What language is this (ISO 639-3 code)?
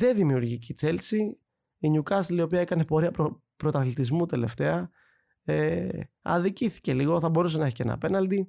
ell